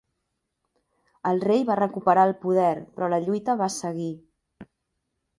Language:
Catalan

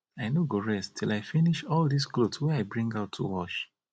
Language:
Nigerian Pidgin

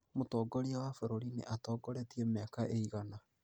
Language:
Kikuyu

